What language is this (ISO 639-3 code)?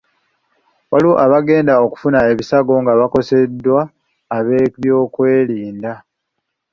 lug